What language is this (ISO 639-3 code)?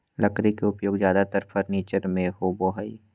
mag